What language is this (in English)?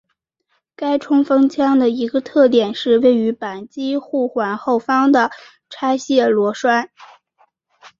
Chinese